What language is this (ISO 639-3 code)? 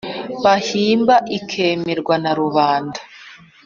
kin